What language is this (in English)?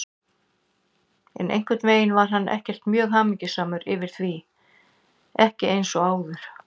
Icelandic